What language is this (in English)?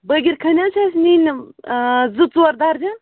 Kashmiri